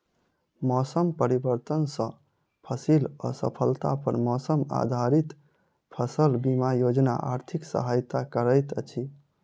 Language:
Maithili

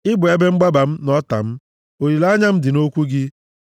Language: Igbo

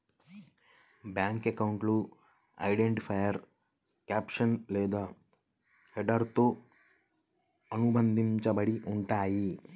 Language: Telugu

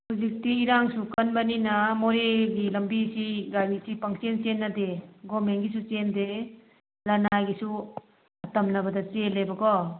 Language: Manipuri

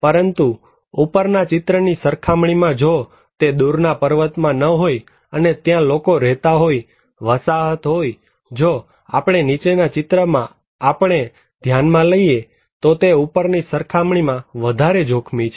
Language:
Gujarati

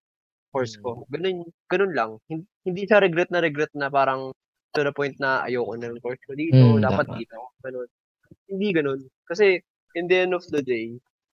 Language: Filipino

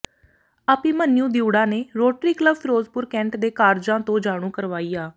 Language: Punjabi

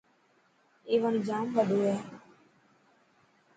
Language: Dhatki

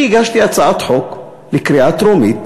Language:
Hebrew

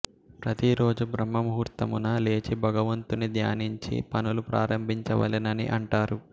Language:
Telugu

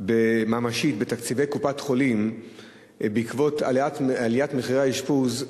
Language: Hebrew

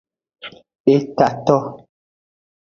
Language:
Aja (Benin)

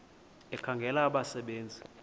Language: Xhosa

